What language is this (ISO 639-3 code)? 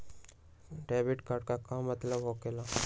mag